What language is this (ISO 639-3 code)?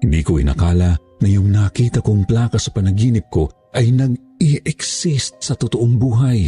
fil